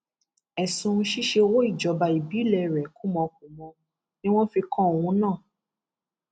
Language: Yoruba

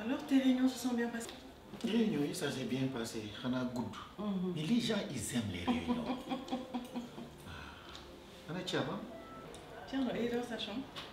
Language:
French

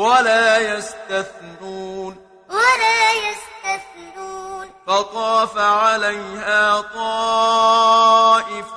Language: Arabic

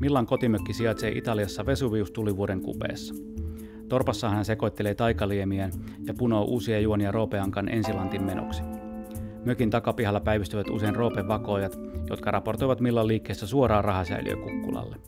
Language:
Finnish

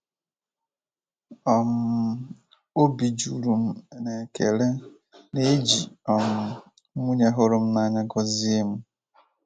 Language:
Igbo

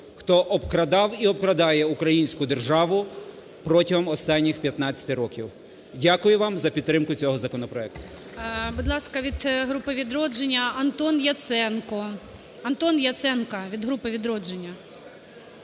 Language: Ukrainian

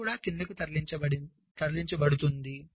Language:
Telugu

